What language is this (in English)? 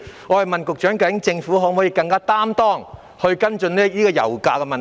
Cantonese